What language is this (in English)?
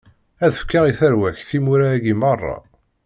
Kabyle